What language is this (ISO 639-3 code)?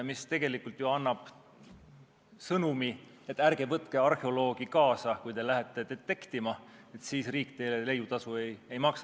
est